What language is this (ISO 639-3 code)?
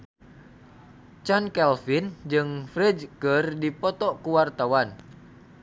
sun